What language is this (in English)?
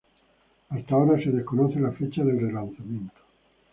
Spanish